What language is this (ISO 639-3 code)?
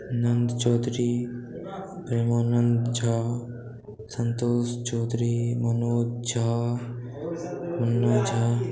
mai